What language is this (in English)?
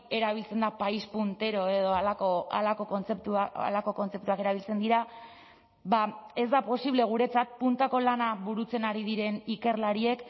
Basque